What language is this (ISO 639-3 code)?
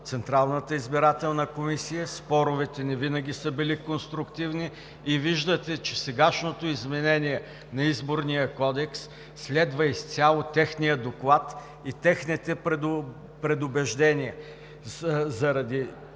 bul